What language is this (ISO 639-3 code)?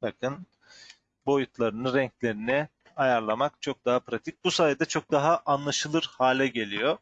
tur